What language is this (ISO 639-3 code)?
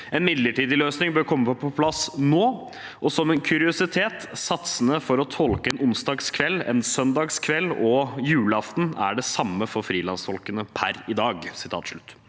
nor